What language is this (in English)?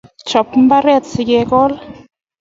Kalenjin